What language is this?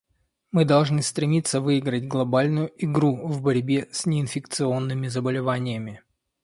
Russian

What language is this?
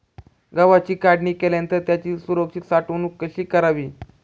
Marathi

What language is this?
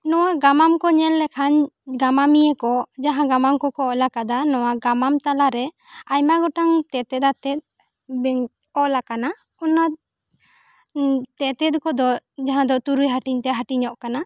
Santali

